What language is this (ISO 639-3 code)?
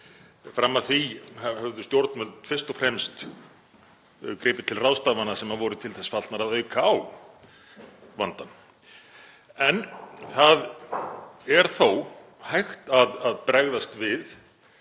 isl